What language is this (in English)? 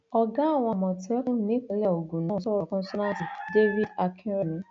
Yoruba